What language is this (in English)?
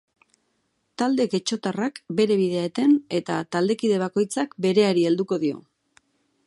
Basque